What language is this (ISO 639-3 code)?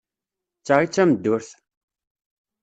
kab